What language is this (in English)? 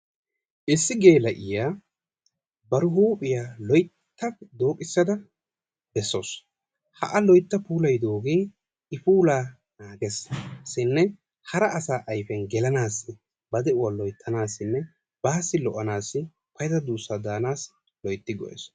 Wolaytta